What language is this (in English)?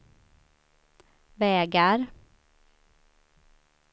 Swedish